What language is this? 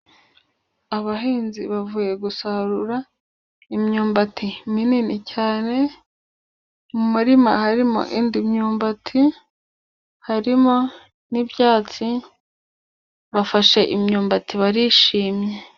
Kinyarwanda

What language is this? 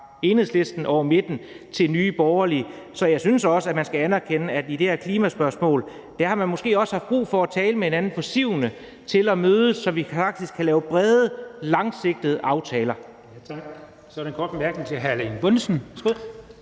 Danish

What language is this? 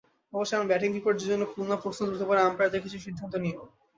Bangla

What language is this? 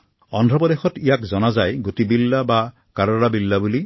Assamese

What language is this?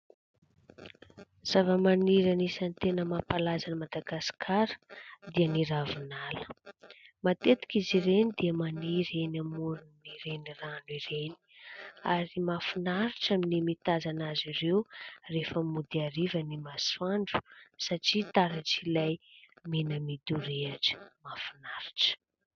Malagasy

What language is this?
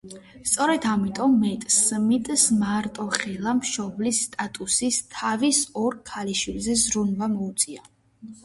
Georgian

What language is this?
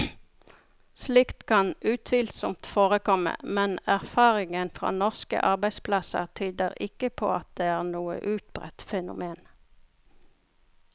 Norwegian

